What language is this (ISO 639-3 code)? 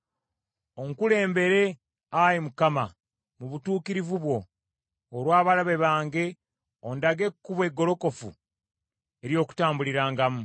lug